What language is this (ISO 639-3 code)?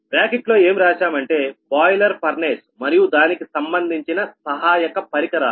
tel